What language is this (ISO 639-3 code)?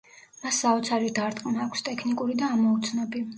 kat